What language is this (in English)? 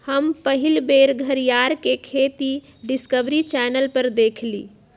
Magahi